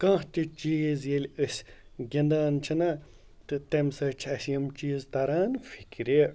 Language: Kashmiri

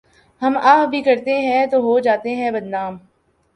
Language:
Urdu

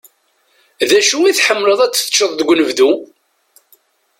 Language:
Kabyle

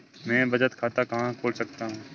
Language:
Hindi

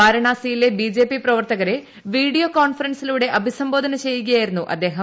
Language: Malayalam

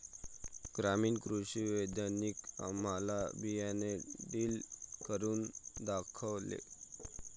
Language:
Marathi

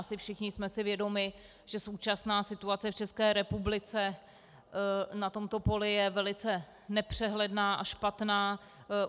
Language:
Czech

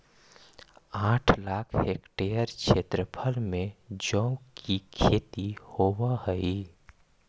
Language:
Magahi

